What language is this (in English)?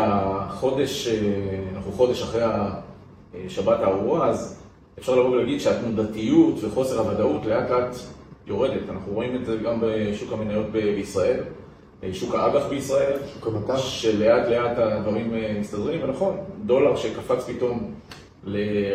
Hebrew